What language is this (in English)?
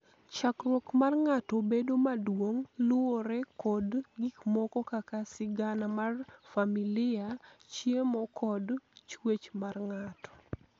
Luo (Kenya and Tanzania)